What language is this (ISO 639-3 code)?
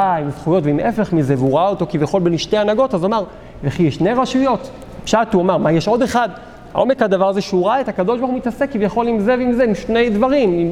heb